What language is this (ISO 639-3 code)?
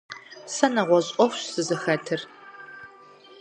kbd